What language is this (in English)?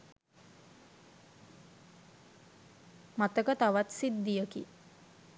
Sinhala